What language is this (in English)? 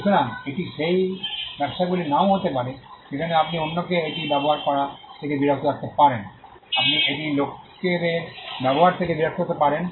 Bangla